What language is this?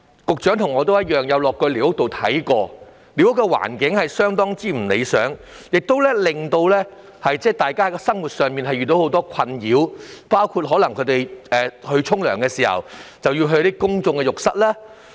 Cantonese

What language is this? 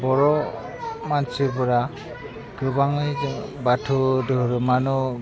Bodo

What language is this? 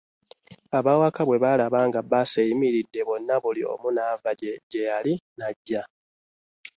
Ganda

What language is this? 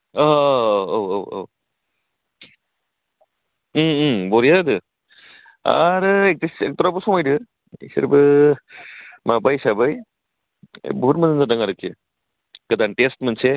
Bodo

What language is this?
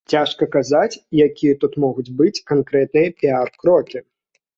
Belarusian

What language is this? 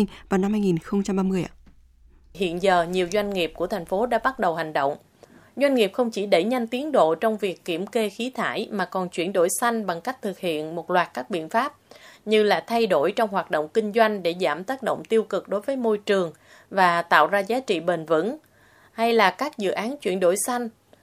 Vietnamese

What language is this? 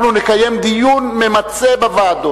Hebrew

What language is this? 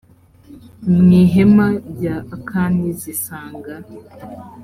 Kinyarwanda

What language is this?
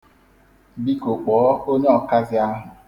Igbo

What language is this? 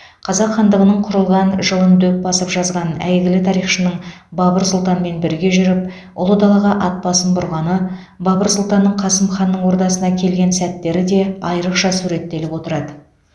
Kazakh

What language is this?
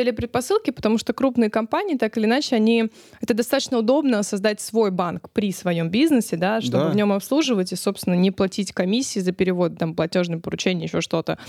Russian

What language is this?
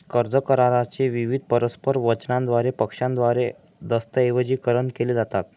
Marathi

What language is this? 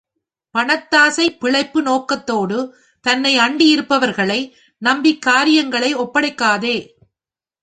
Tamil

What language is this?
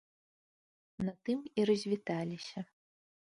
Belarusian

